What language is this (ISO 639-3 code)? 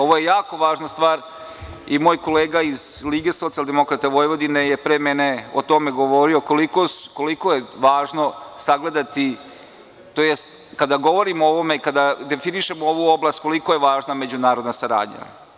srp